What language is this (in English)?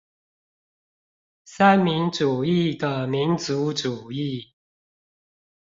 Chinese